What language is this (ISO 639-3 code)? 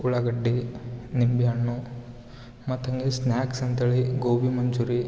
kan